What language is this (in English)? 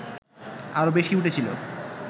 Bangla